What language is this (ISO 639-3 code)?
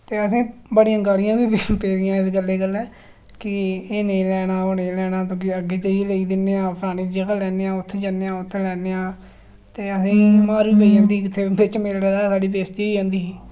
doi